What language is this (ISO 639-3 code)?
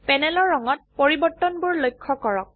asm